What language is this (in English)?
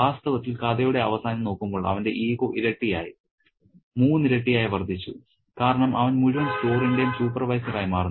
Malayalam